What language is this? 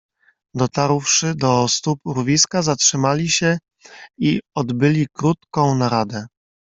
Polish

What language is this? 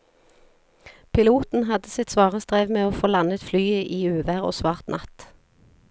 Norwegian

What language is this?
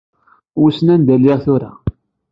Kabyle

